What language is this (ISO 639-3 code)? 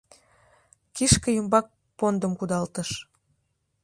chm